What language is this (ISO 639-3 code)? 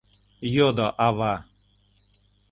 chm